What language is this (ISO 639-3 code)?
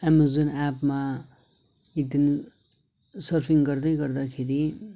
nep